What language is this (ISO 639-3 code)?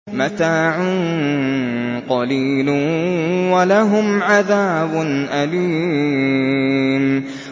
ara